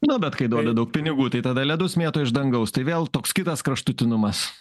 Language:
Lithuanian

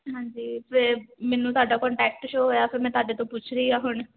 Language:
Punjabi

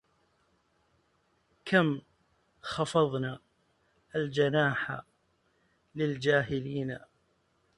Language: Arabic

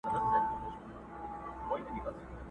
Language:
Pashto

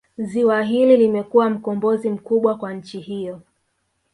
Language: Swahili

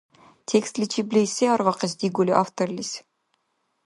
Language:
Dargwa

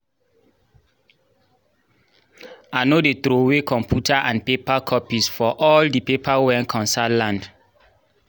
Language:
Nigerian Pidgin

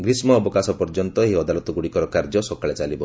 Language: Odia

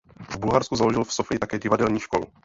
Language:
Czech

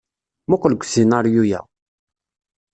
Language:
Kabyle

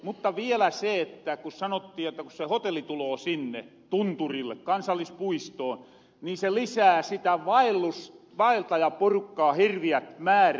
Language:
Finnish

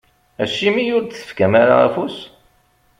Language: Kabyle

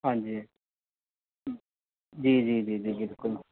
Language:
Punjabi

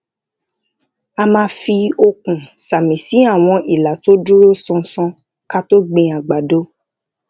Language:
Yoruba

